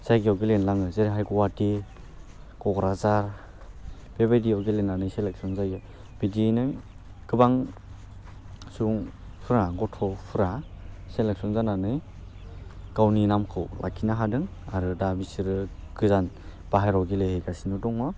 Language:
Bodo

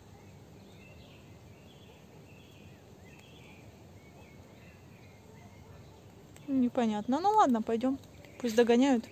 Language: Russian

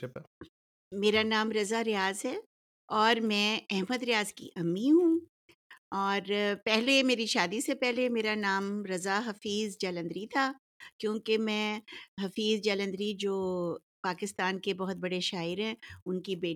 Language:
Urdu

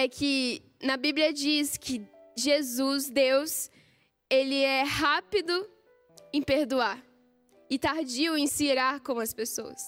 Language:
Portuguese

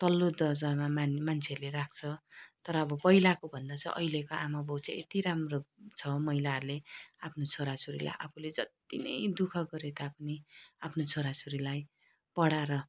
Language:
Nepali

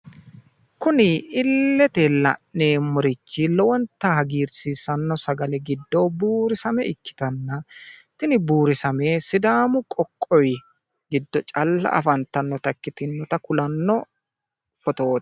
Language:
Sidamo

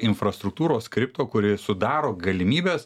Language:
Lithuanian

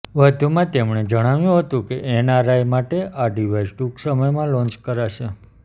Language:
Gujarati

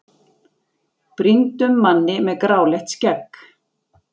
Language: Icelandic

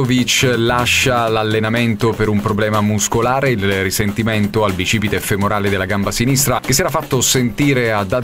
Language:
Italian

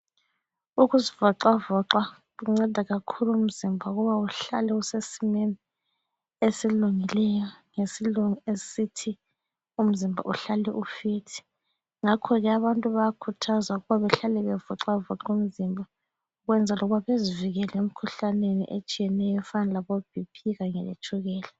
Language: North Ndebele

